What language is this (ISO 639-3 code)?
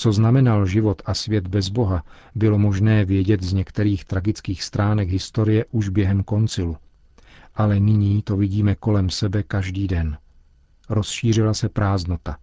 ces